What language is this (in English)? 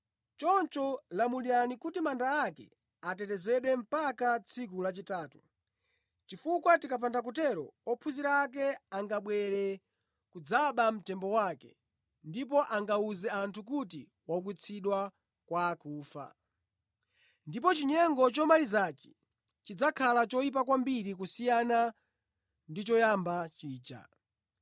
Nyanja